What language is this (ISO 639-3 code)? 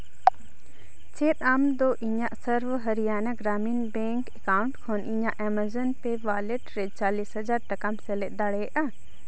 sat